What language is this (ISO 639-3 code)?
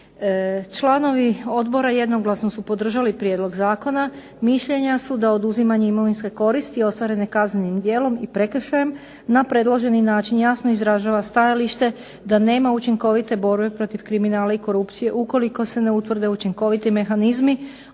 hrv